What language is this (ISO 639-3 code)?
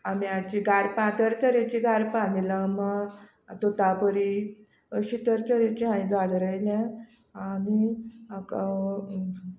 kok